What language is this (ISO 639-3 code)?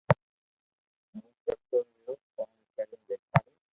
lrk